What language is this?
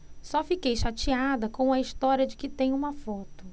Portuguese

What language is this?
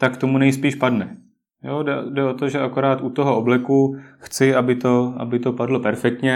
Czech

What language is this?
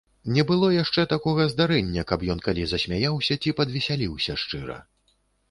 Belarusian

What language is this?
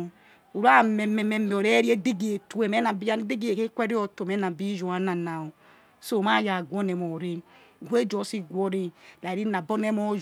Yekhee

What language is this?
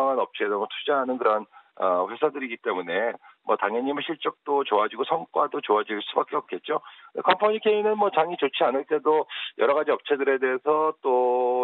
Korean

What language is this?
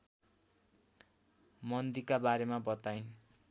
Nepali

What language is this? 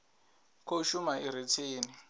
Venda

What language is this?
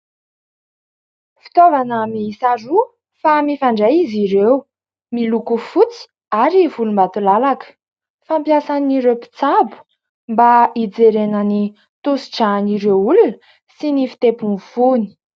Malagasy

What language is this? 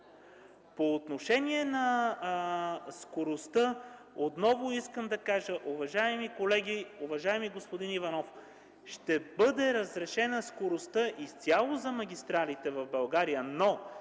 Bulgarian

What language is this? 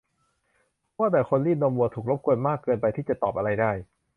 Thai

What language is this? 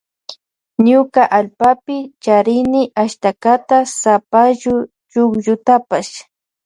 Loja Highland Quichua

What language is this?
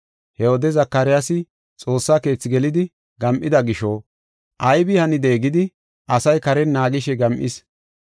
Gofa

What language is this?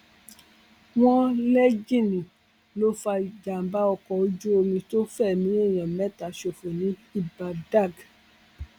Yoruba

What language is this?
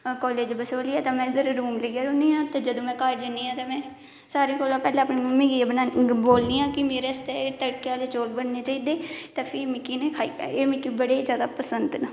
Dogri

